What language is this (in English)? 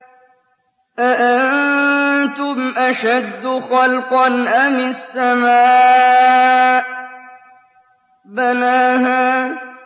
Arabic